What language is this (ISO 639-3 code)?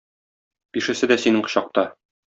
tat